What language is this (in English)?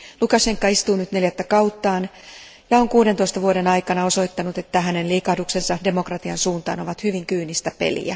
Finnish